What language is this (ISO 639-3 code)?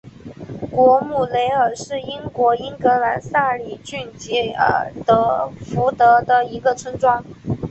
zho